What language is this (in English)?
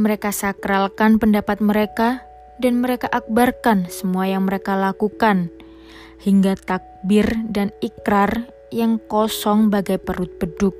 Indonesian